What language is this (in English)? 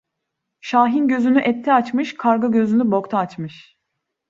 Turkish